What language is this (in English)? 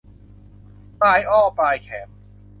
Thai